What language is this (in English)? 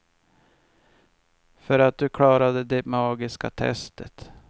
Swedish